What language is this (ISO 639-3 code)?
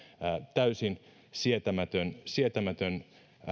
fin